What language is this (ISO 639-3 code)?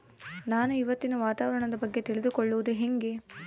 kan